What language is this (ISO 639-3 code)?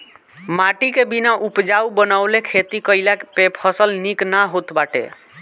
bho